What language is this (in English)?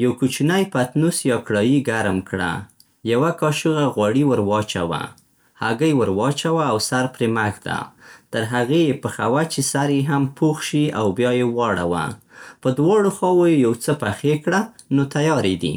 Central Pashto